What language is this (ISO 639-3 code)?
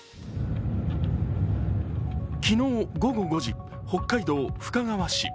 jpn